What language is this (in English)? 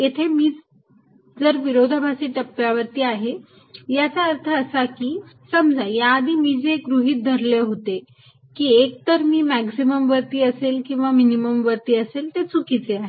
Marathi